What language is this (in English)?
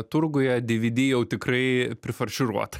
Lithuanian